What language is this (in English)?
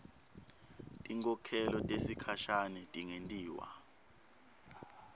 Swati